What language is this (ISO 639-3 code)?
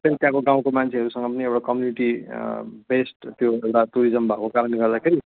nep